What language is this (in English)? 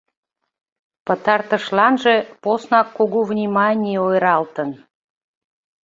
Mari